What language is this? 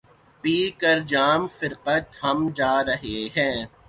Urdu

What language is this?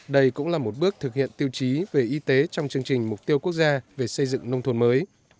Vietnamese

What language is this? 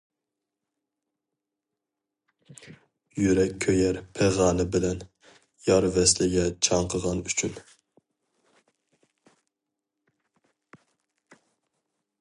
Uyghur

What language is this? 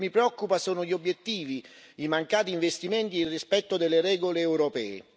Italian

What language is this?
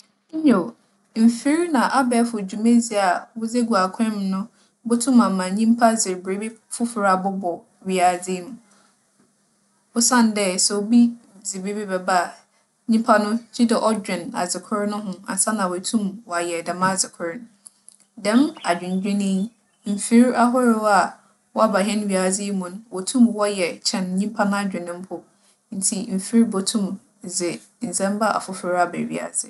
Akan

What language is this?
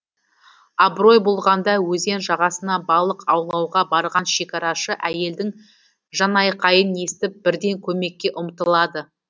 Kazakh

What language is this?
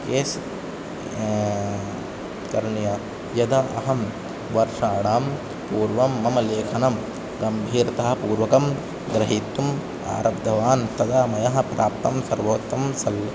Sanskrit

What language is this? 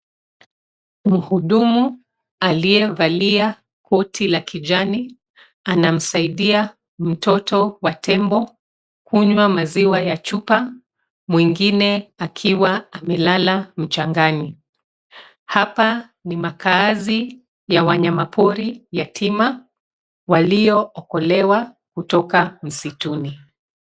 Swahili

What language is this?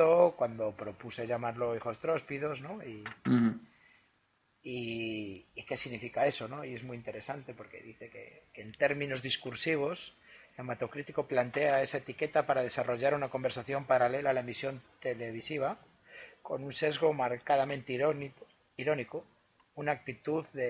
Spanish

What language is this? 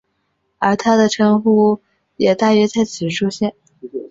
Chinese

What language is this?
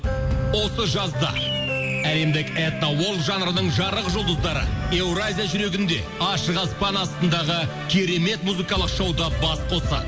Kazakh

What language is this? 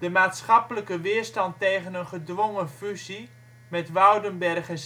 Dutch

